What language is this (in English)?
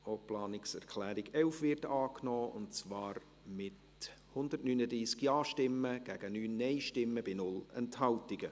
Swiss German